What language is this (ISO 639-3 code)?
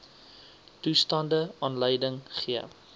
afr